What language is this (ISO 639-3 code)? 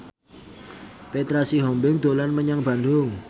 jav